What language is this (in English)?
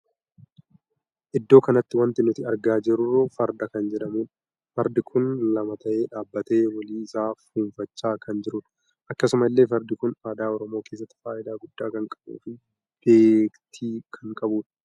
Oromo